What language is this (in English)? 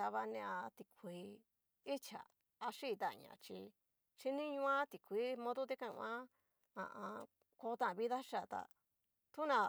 Cacaloxtepec Mixtec